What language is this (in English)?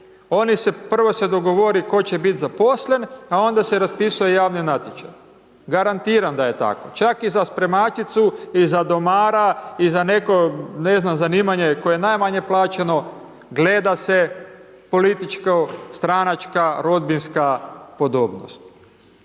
Croatian